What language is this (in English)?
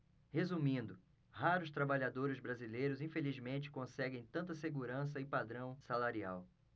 Portuguese